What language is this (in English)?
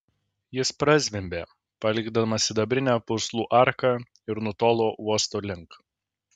Lithuanian